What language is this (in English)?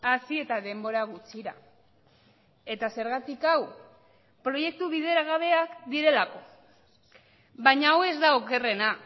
Basque